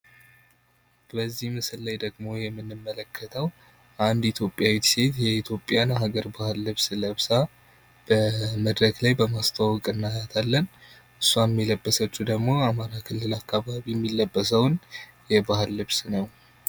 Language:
Amharic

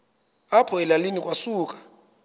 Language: Xhosa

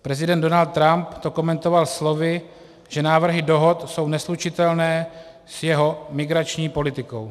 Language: Czech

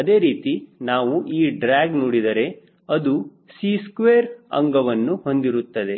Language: Kannada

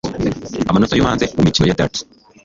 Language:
Kinyarwanda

